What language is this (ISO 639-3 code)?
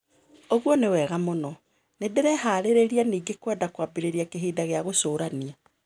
kik